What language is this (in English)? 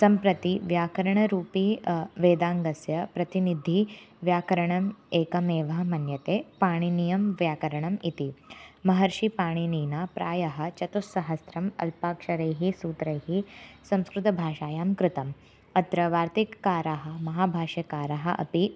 Sanskrit